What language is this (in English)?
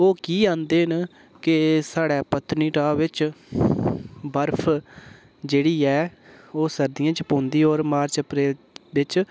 Dogri